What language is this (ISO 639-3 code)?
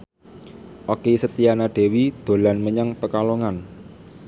jav